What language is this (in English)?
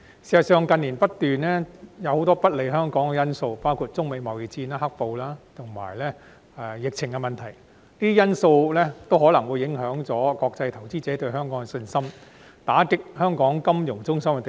Cantonese